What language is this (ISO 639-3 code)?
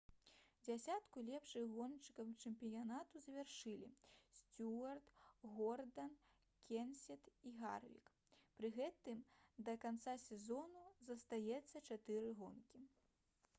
bel